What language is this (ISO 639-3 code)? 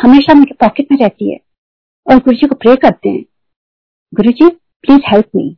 hin